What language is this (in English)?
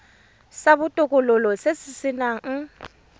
Tswana